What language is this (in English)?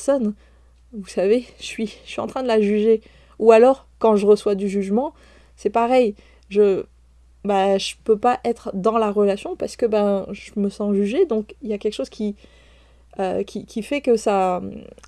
French